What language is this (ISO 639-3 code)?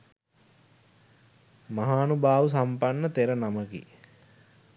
sin